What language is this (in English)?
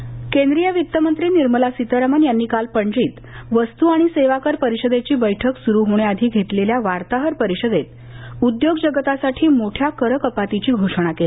Marathi